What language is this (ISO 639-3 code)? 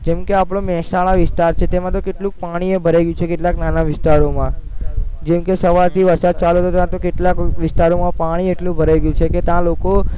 guj